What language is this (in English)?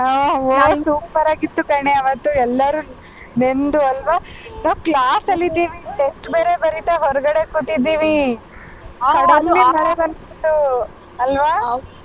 Kannada